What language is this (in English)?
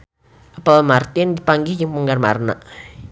Sundanese